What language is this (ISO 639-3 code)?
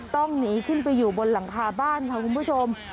tha